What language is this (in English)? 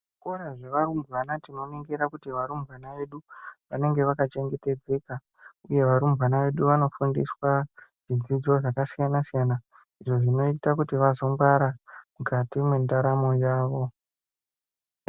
Ndau